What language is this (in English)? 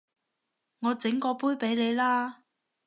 Cantonese